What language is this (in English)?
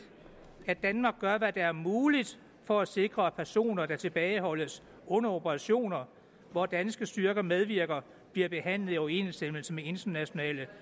Danish